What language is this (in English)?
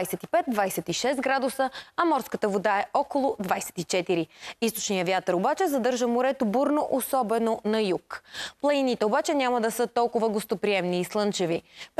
Bulgarian